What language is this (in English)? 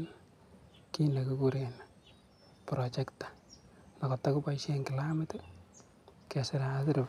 Kalenjin